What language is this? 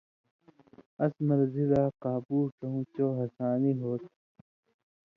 Indus Kohistani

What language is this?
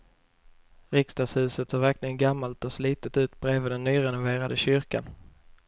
Swedish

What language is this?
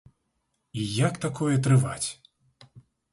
Belarusian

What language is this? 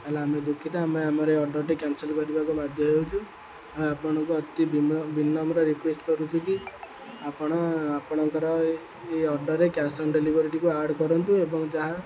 Odia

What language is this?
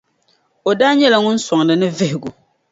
Dagbani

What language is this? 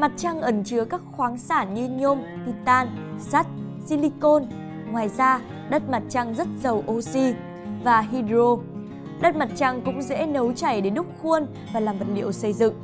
Vietnamese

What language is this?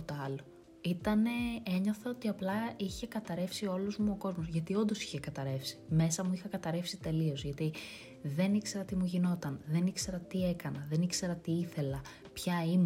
Greek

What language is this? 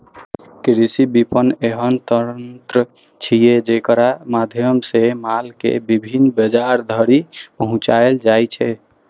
Maithili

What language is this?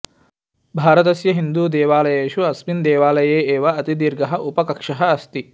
Sanskrit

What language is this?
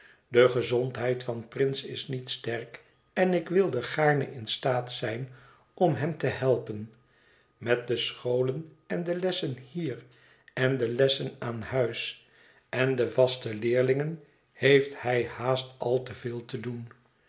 Dutch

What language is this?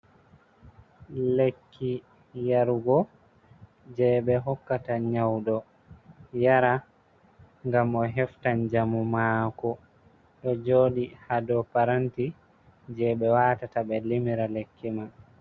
Fula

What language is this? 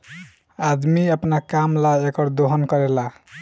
Bhojpuri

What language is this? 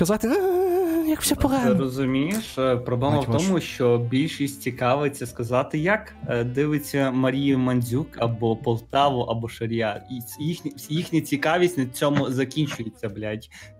Ukrainian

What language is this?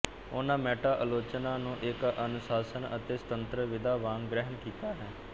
Punjabi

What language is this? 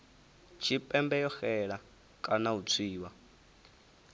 Venda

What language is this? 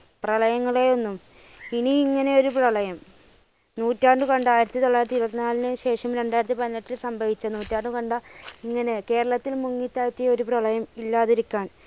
Malayalam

